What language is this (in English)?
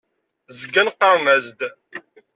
Kabyle